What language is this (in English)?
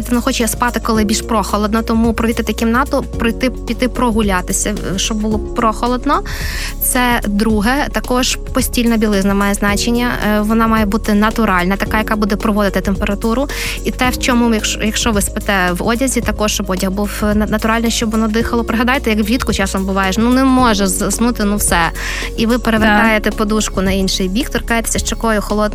Ukrainian